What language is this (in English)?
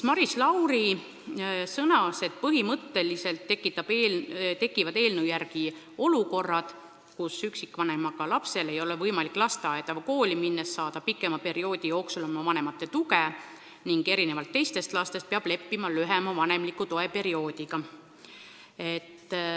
Estonian